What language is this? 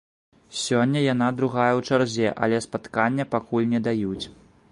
Belarusian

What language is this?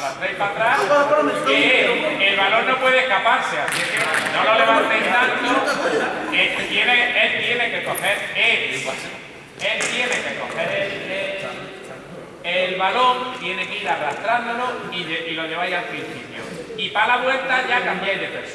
Spanish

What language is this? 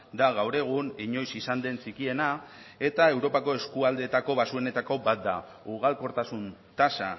Basque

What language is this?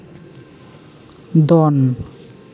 Santali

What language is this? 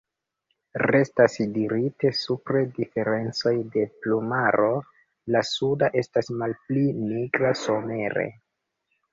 Esperanto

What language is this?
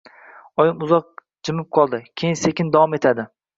Uzbek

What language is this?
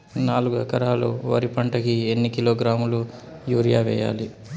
Telugu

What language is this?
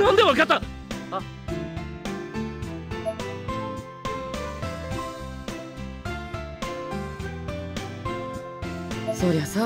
Japanese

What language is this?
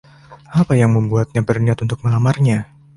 Indonesian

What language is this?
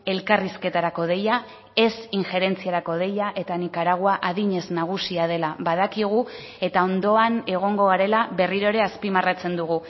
Basque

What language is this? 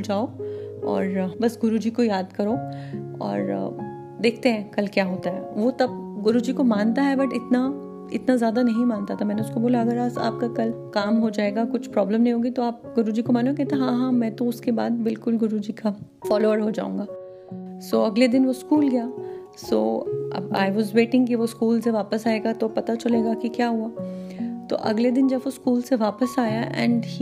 Hindi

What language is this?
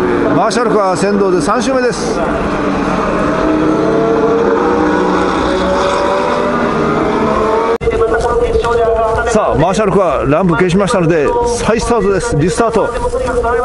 Japanese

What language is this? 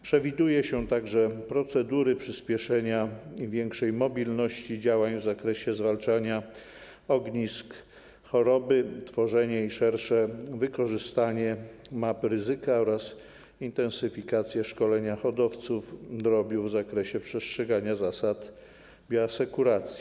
Polish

